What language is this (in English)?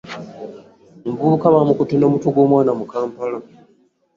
Ganda